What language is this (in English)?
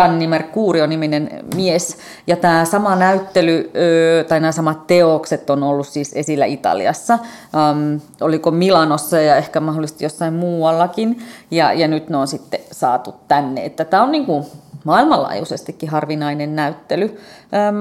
Finnish